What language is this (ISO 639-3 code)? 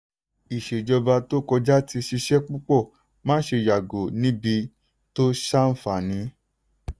yor